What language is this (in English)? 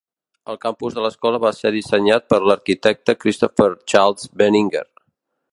Catalan